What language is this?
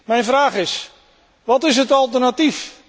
Dutch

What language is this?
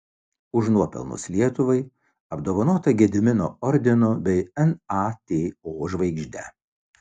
Lithuanian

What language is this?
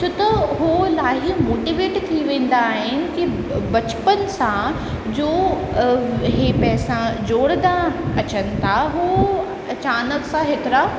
Sindhi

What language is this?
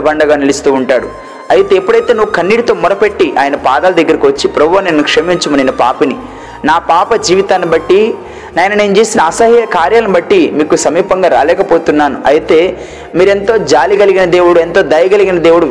Telugu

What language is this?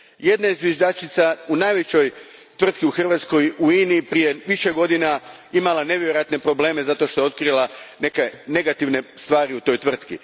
Croatian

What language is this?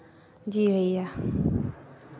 Hindi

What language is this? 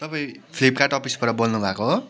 Nepali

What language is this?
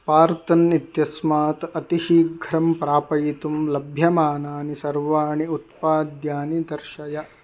Sanskrit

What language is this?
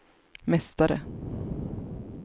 Swedish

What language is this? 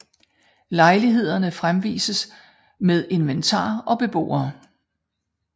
Danish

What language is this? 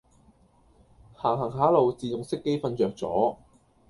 Cantonese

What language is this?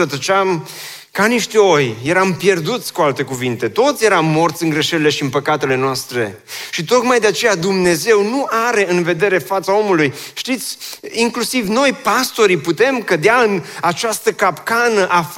Romanian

